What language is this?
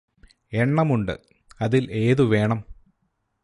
Malayalam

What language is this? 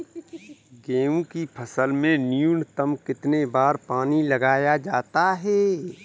Hindi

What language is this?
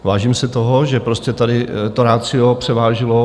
Czech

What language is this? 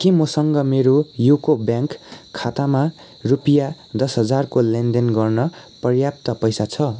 Nepali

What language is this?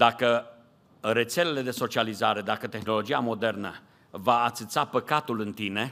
Romanian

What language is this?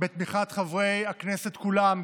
Hebrew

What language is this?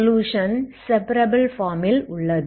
Tamil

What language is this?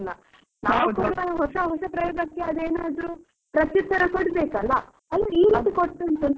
Kannada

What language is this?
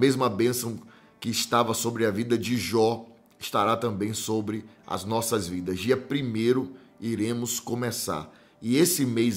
Portuguese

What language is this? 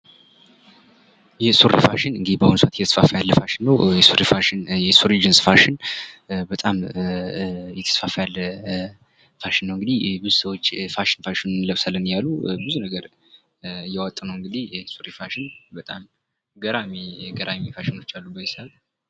Amharic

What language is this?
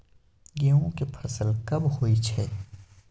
Maithili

